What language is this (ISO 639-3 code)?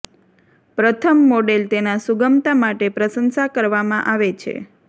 guj